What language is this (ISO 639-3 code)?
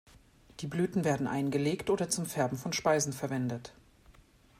deu